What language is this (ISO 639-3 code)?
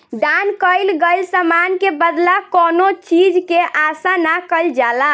bho